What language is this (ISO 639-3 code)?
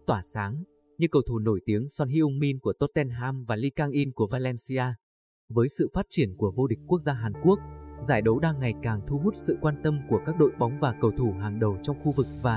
vie